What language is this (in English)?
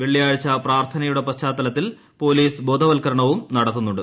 Malayalam